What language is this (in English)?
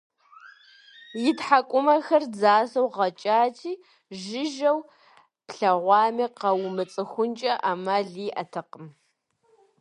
Kabardian